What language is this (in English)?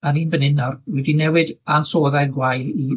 Welsh